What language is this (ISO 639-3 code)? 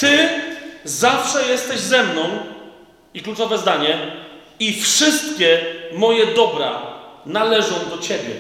pol